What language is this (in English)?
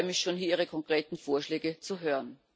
German